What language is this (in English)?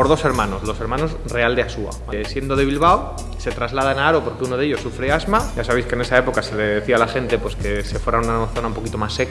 Spanish